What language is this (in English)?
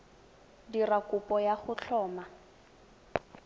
Tswana